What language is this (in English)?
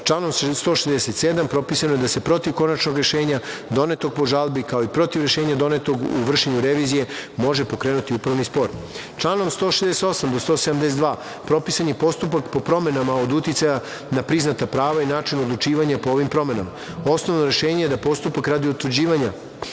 Serbian